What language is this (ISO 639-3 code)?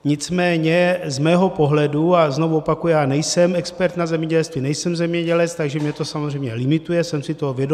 ces